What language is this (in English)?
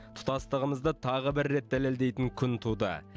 Kazakh